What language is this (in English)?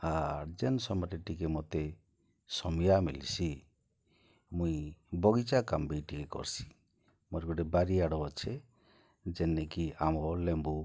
Odia